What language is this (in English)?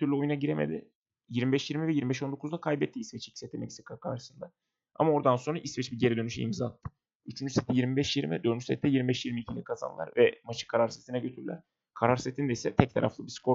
Turkish